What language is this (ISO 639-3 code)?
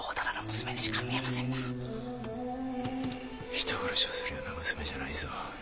jpn